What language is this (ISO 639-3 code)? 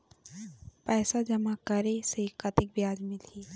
hne